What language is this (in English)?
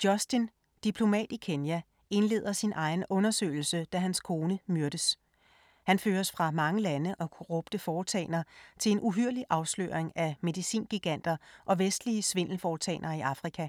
Danish